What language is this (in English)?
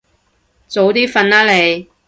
Cantonese